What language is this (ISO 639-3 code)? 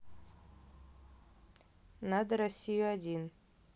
rus